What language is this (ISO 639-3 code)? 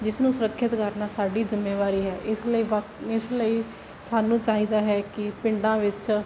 pan